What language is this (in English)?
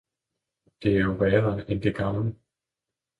Danish